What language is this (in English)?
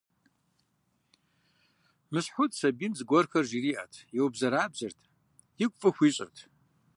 Kabardian